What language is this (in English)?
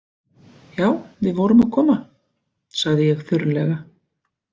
Icelandic